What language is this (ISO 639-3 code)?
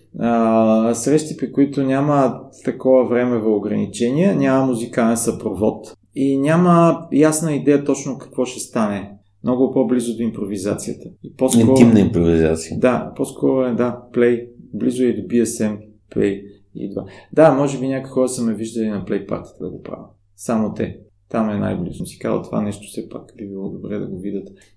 bul